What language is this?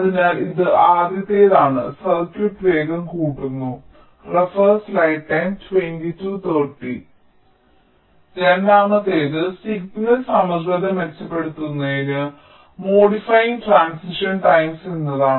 Malayalam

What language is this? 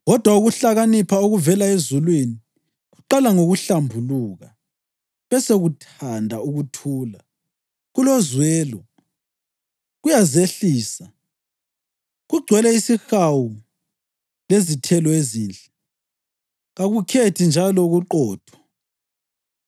North Ndebele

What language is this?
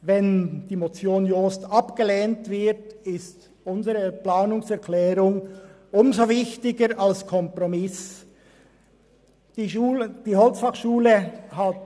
Swiss German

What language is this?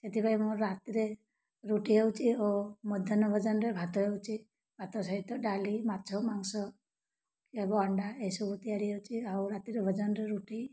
Odia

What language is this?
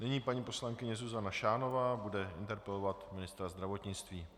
Czech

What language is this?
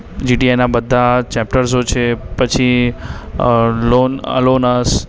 Gujarati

